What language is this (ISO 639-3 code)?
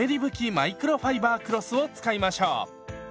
jpn